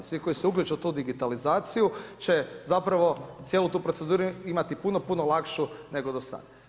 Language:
Croatian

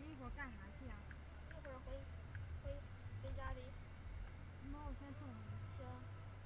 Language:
Chinese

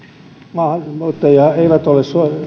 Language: Finnish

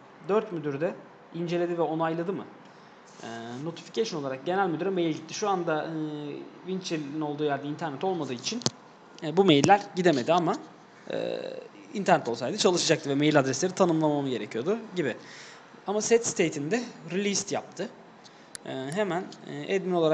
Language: Turkish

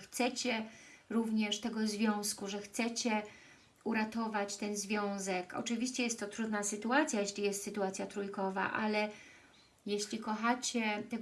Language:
Polish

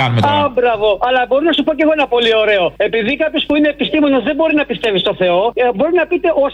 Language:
Greek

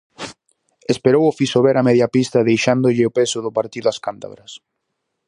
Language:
Galician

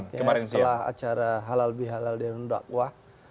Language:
Indonesian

